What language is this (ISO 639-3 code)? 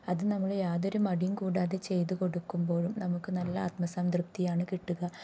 mal